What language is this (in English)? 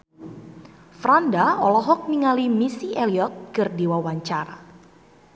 Sundanese